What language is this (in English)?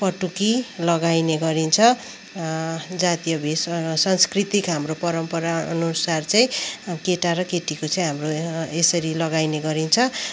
Nepali